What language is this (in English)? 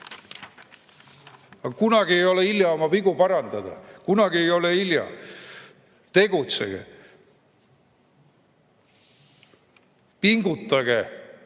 Estonian